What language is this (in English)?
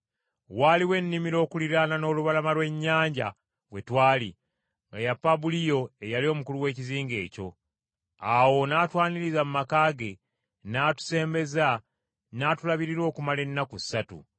Ganda